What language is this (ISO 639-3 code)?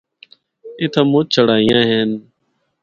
hno